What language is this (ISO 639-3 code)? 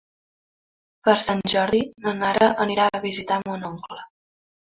cat